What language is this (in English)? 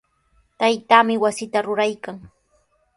Sihuas Ancash Quechua